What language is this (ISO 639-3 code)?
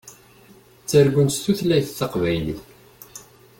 kab